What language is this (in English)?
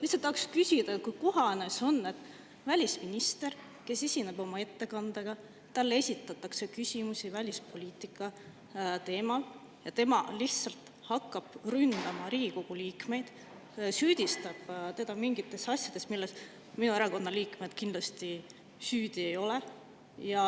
Estonian